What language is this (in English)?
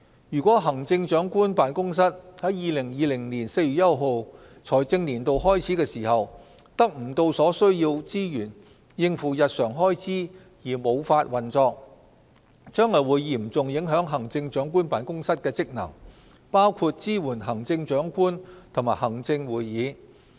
Cantonese